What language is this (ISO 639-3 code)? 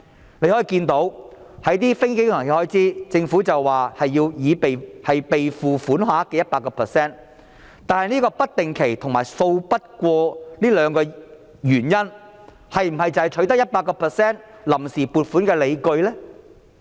yue